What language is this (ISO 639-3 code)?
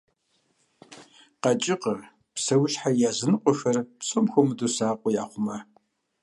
kbd